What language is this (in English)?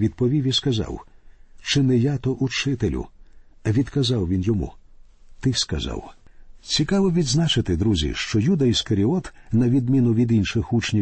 Ukrainian